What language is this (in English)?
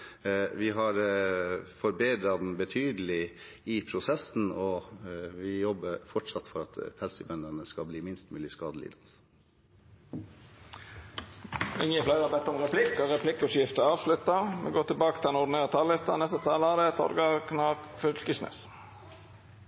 Norwegian